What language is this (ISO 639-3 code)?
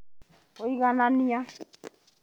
kik